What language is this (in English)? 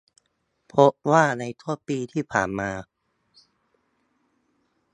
Thai